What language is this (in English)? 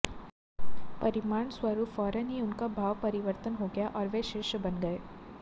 Hindi